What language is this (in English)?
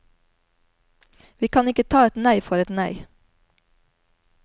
Norwegian